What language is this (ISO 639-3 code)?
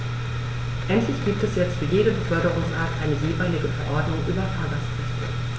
deu